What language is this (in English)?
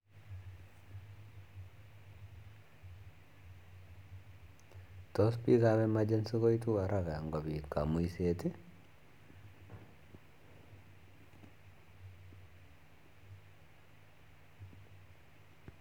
Kalenjin